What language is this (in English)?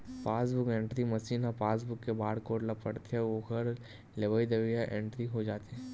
Chhattisgarhi